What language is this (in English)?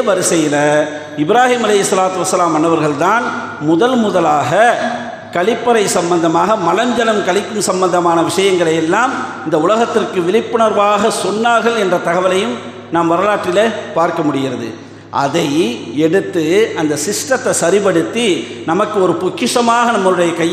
Arabic